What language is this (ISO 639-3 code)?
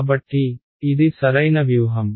tel